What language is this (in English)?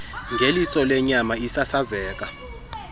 Xhosa